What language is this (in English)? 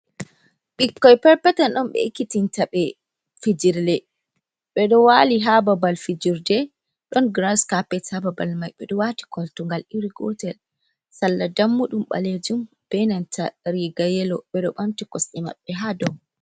Fula